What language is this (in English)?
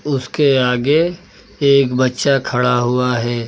Hindi